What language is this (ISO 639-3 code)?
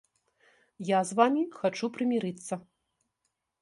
bel